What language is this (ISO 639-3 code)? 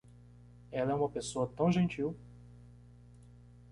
por